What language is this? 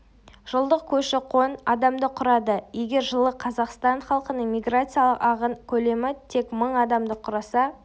Kazakh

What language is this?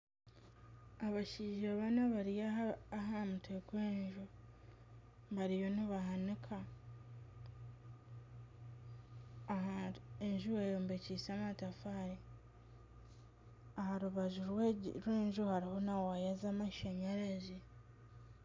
Nyankole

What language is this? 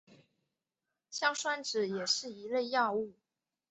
Chinese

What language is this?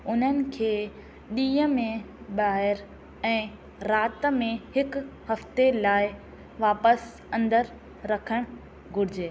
Sindhi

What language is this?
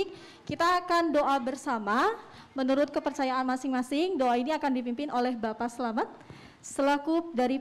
Indonesian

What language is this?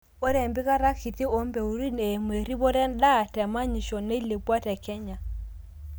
Masai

